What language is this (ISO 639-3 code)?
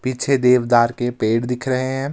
hin